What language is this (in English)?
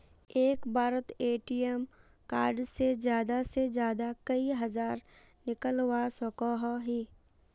Magahi